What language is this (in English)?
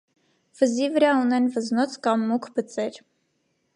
Armenian